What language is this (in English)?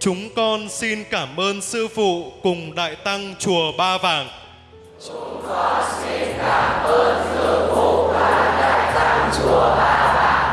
Vietnamese